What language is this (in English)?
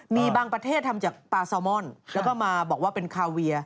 Thai